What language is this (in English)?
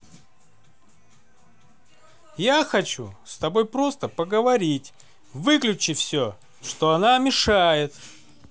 Russian